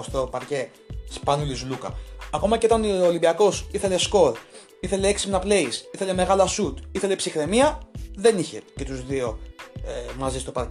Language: Greek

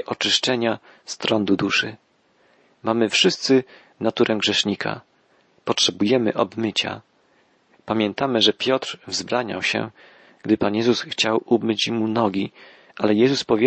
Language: Polish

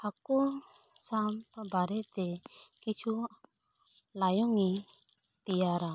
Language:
Santali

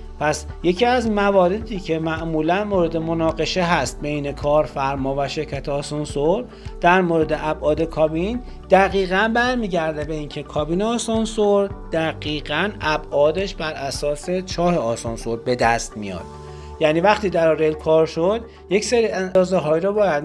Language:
Persian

